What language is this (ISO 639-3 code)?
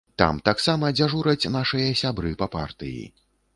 bel